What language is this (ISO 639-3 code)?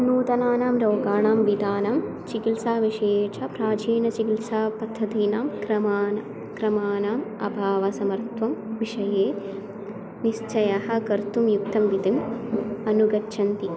san